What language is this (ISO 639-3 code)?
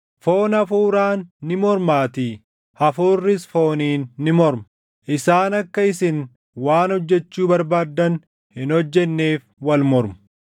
orm